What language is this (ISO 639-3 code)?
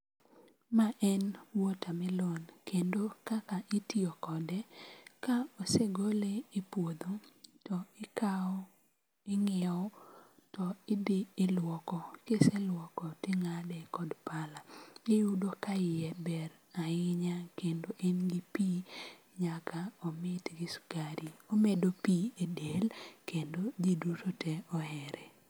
luo